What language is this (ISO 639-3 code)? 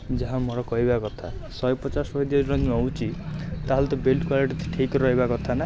ori